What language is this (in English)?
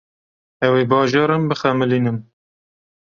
Kurdish